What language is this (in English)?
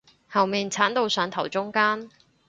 Cantonese